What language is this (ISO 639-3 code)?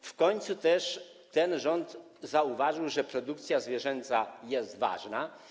pol